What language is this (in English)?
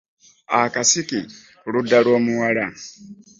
Ganda